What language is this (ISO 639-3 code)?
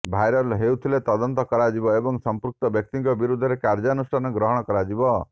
ori